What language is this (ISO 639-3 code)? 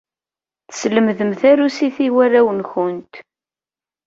kab